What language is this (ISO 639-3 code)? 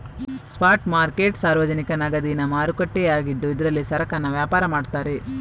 kan